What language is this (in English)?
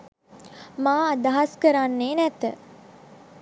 Sinhala